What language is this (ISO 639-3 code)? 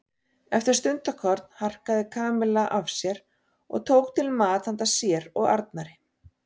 isl